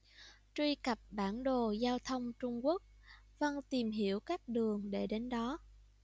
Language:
Vietnamese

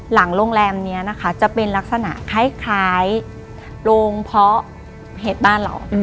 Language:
Thai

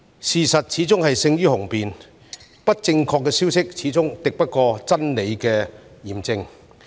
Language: Cantonese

